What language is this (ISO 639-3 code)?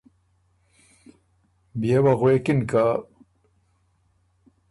oru